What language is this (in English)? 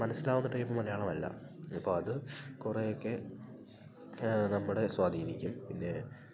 Malayalam